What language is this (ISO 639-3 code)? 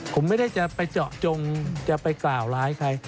tha